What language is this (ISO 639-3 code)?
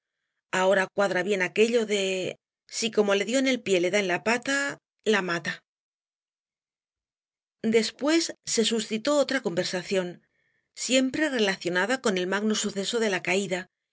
spa